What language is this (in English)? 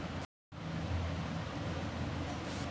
Maithili